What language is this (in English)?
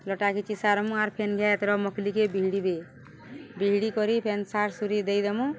Odia